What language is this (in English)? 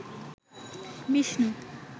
Bangla